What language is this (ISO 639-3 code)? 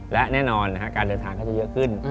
tha